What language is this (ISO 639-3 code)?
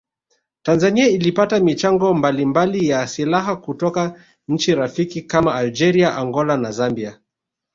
swa